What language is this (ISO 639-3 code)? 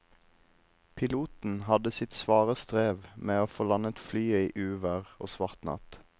nor